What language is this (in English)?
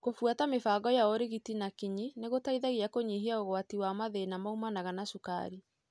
Kikuyu